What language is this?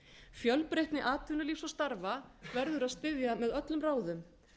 Icelandic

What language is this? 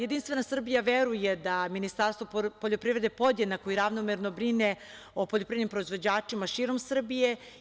Serbian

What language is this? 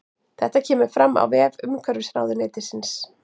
Icelandic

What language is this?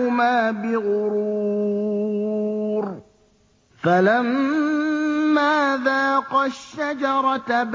Arabic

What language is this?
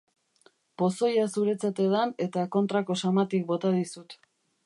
Basque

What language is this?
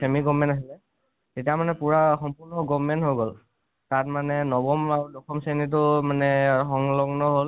Assamese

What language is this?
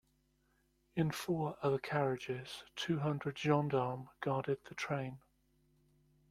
English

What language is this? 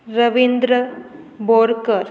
Konkani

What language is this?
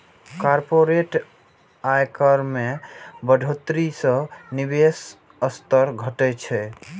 Maithili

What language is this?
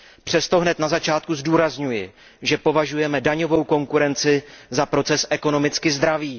Czech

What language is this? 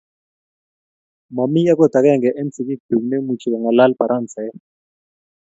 Kalenjin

